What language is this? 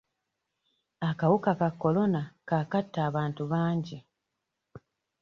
Ganda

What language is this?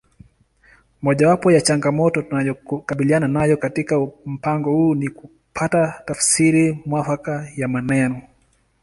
Swahili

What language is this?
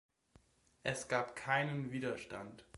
German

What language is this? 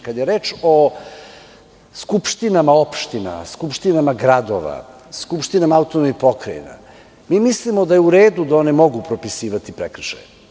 Serbian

